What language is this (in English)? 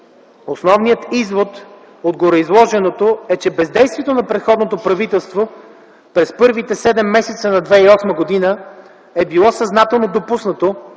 Bulgarian